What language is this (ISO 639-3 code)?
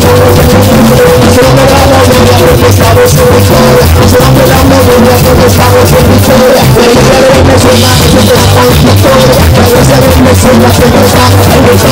spa